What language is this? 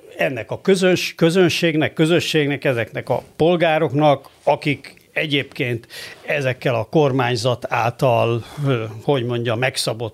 Hungarian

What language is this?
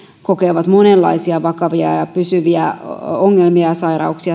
Finnish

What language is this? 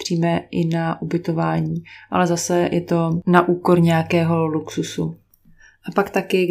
Czech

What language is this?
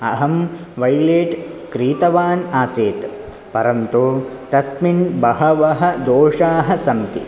Sanskrit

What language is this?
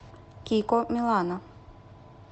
Russian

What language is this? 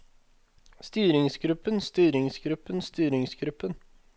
Norwegian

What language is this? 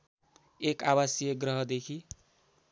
Nepali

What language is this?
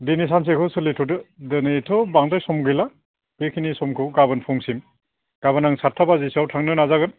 Bodo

